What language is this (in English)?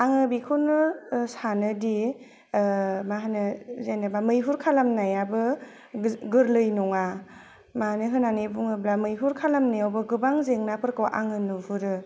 Bodo